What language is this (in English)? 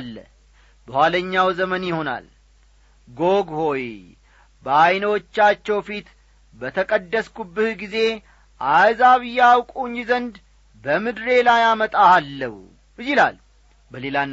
Amharic